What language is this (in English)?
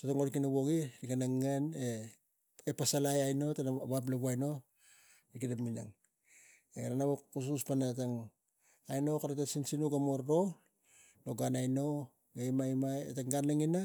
Tigak